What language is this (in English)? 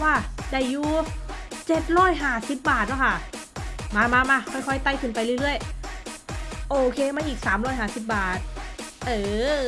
Thai